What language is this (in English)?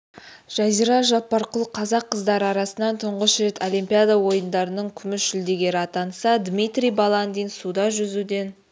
Kazakh